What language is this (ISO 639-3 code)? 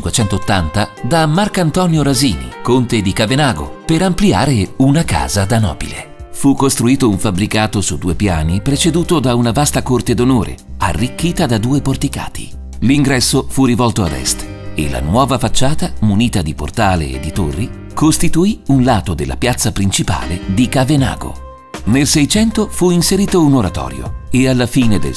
ita